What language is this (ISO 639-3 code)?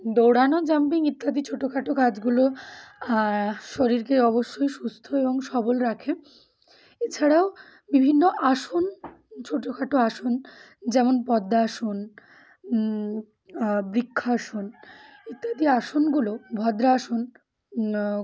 ben